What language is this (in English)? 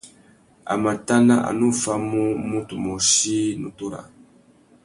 Tuki